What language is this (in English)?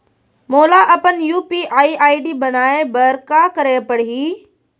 Chhattisgarhi